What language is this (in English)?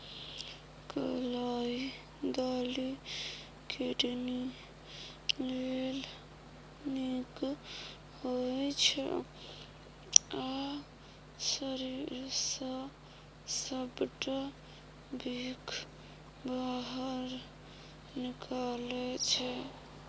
Maithili